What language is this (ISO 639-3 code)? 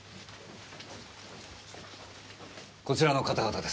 jpn